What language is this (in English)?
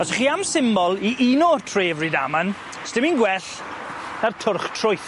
Welsh